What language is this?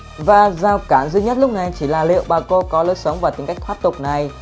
Vietnamese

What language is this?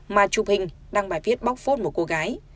Vietnamese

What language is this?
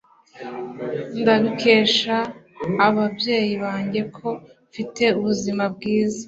Kinyarwanda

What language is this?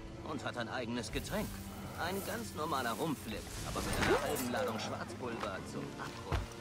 German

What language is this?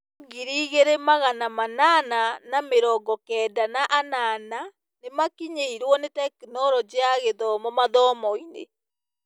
Kikuyu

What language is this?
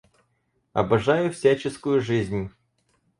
Russian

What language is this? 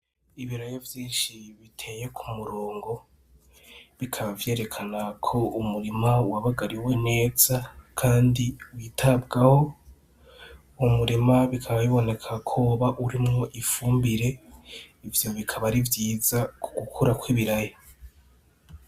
Rundi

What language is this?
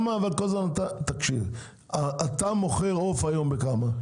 Hebrew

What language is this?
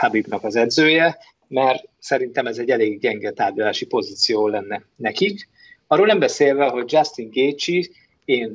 Hungarian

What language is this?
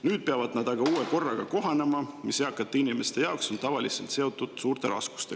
Estonian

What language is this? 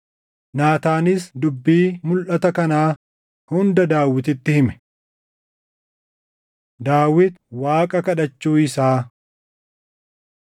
Oromo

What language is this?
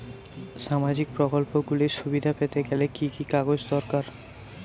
Bangla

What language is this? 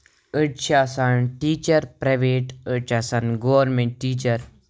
Kashmiri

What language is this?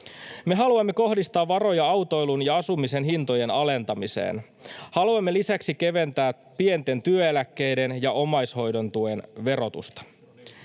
Finnish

